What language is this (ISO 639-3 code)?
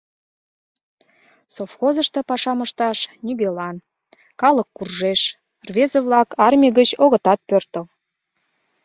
chm